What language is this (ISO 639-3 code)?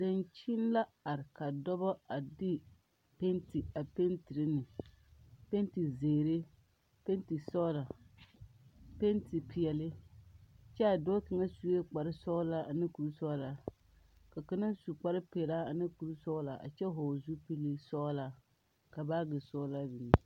dga